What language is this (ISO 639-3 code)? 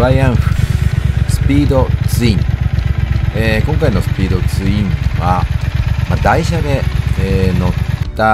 jpn